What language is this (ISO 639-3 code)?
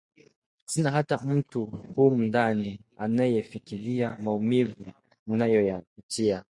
swa